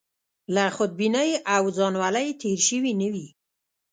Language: Pashto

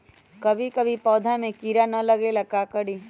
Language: Magahi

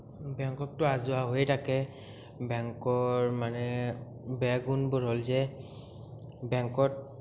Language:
Assamese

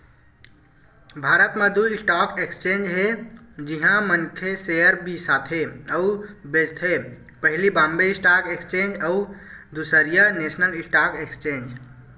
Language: Chhattisgarhi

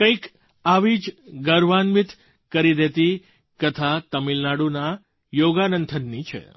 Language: Gujarati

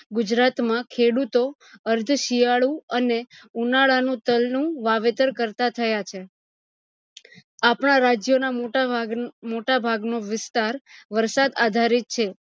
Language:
Gujarati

